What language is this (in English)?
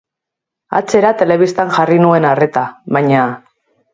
Basque